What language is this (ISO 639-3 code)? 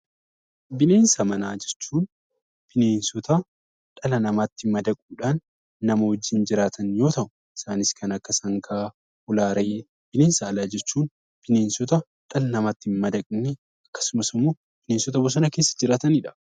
orm